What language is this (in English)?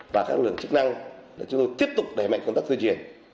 Vietnamese